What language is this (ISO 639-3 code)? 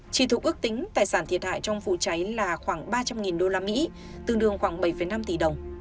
vie